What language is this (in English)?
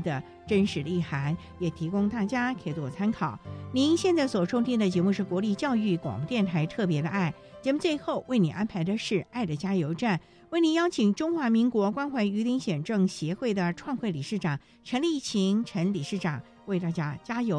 Chinese